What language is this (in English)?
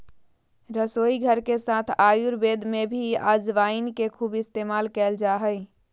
Magahi